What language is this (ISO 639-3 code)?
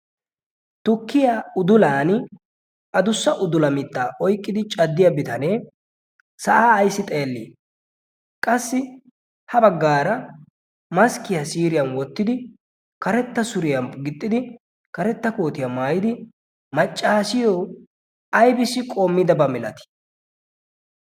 wal